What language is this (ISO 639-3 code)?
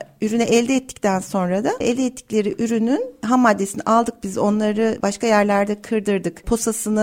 tur